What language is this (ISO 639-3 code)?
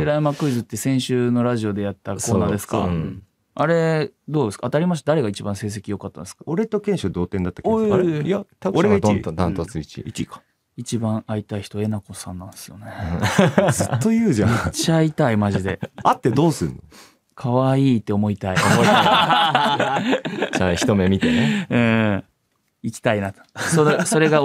jpn